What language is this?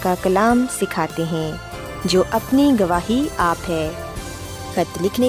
Urdu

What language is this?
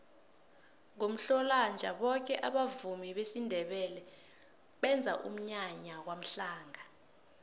South Ndebele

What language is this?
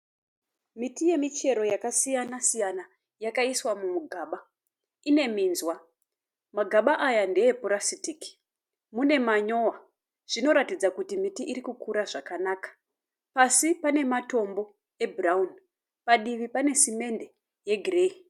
Shona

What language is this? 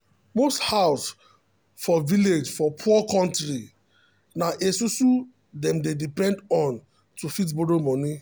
Nigerian Pidgin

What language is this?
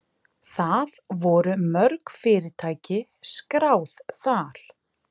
Icelandic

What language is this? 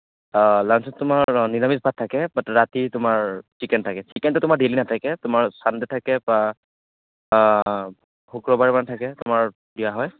Assamese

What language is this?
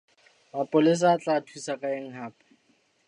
Southern Sotho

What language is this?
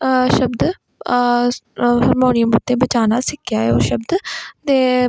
Punjabi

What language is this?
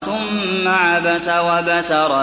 Arabic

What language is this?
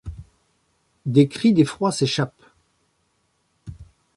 French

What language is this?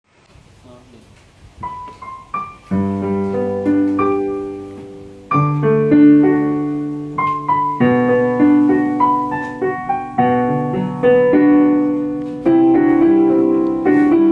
Vietnamese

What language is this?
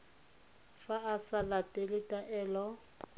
Tswana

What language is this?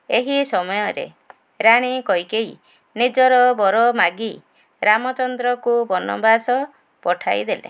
Odia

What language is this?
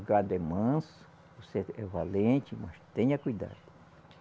Portuguese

